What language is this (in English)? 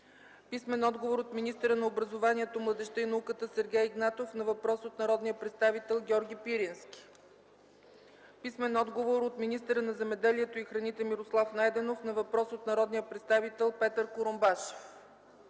Bulgarian